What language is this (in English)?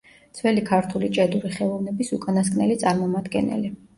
Georgian